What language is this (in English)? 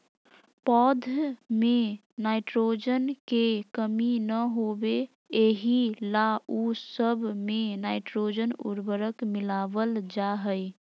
Magahi